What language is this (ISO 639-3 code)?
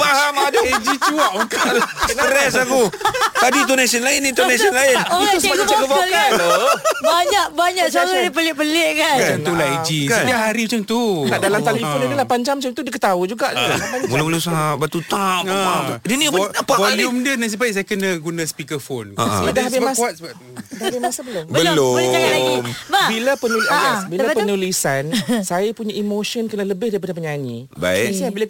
msa